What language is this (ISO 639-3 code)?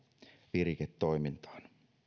fin